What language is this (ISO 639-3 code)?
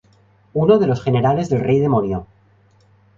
spa